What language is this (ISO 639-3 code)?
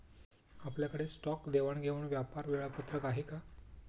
mar